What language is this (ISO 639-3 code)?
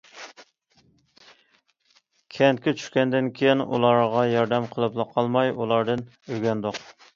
uig